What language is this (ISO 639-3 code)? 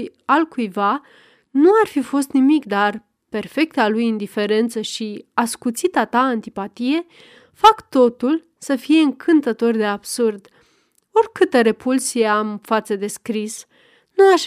ron